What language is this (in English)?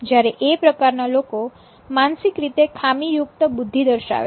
Gujarati